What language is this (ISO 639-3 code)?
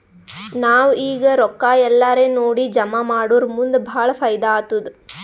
kan